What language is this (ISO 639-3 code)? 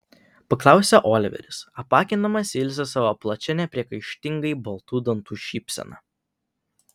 lit